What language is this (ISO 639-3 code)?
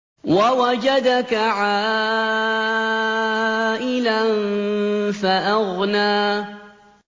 ara